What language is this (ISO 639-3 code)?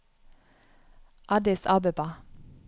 nor